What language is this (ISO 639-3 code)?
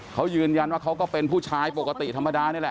tha